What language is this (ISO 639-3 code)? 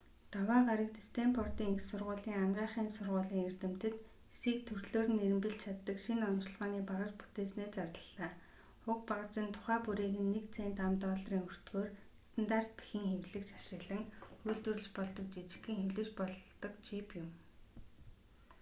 mon